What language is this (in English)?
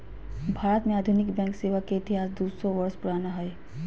Magahi